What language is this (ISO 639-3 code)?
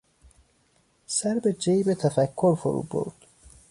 fas